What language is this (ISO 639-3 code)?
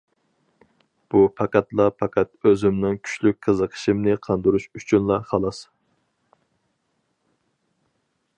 uig